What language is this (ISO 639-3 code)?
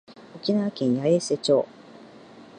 jpn